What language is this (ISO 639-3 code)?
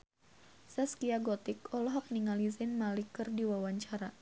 sun